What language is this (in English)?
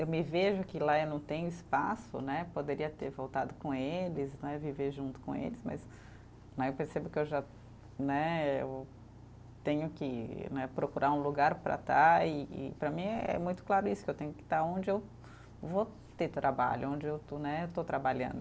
Portuguese